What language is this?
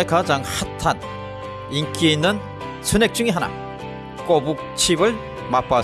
Korean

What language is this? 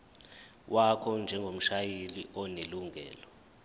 Zulu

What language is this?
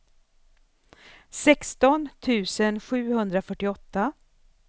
Swedish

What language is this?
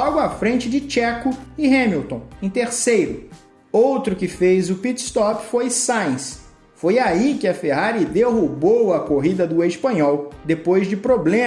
Portuguese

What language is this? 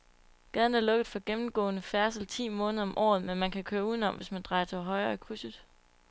Danish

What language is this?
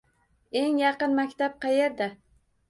Uzbek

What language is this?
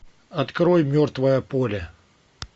Russian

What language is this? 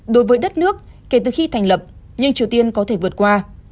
Vietnamese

